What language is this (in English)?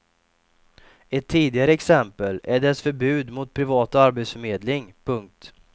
Swedish